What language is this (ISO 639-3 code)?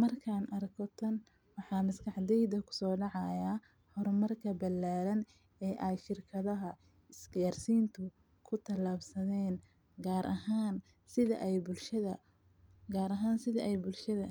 som